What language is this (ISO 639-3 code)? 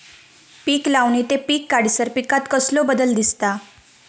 mar